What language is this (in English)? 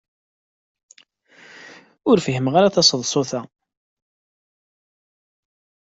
Kabyle